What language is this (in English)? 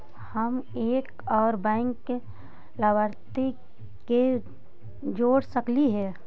Magahi